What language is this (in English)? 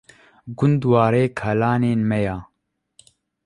Kurdish